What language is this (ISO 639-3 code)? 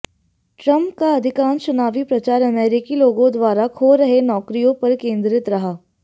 hin